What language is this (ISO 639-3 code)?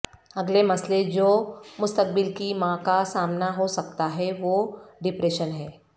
urd